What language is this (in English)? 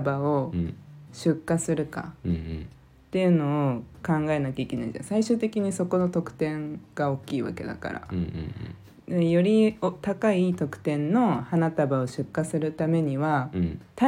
Japanese